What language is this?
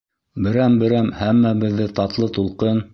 Bashkir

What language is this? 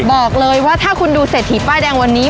Thai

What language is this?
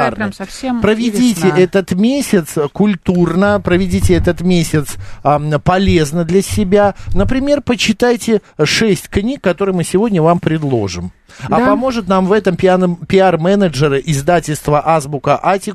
Russian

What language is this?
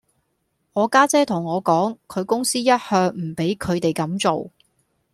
Cantonese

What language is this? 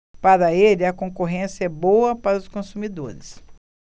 Portuguese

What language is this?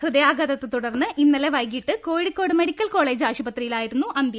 Malayalam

